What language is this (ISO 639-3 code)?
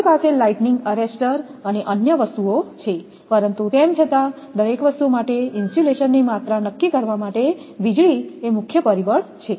guj